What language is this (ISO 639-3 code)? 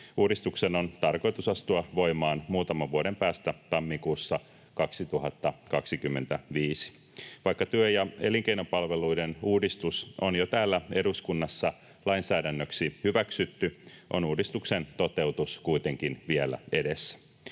fin